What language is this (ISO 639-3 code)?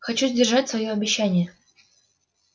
rus